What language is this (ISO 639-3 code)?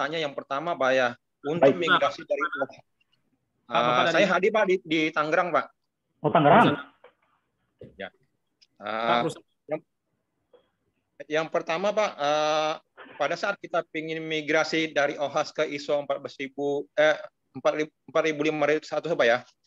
ind